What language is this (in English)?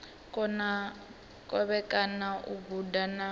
Venda